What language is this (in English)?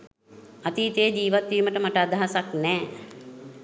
Sinhala